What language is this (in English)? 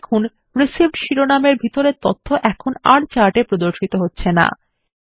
Bangla